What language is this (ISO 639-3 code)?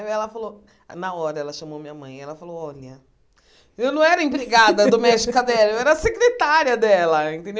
por